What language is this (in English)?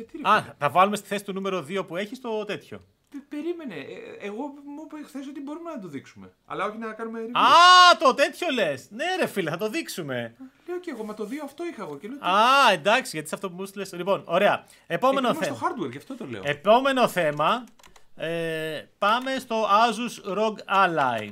Greek